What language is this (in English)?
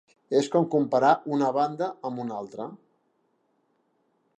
Catalan